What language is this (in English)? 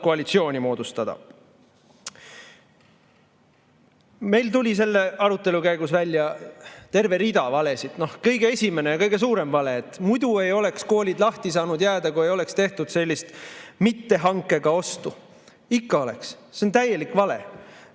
Estonian